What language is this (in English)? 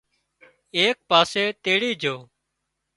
Wadiyara Koli